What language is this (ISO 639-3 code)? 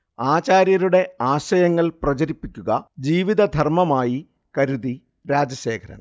mal